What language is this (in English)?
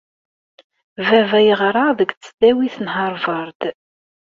Kabyle